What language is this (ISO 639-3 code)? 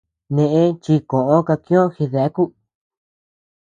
cux